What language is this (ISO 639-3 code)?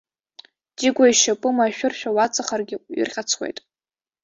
abk